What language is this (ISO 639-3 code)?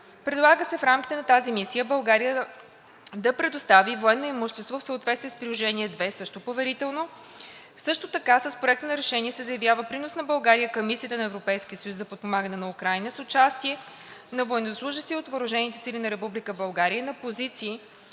bul